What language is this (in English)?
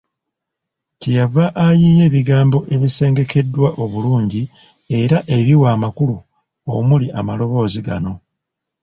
Ganda